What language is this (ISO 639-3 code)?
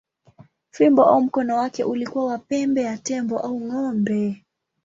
swa